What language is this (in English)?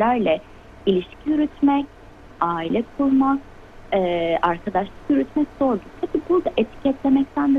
Turkish